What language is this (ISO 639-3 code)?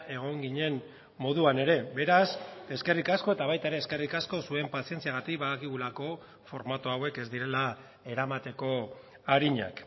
eus